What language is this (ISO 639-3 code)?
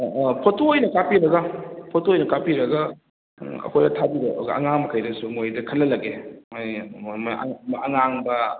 mni